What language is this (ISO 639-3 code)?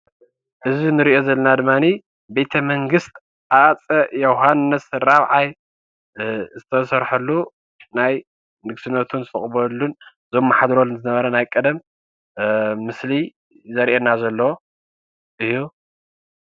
tir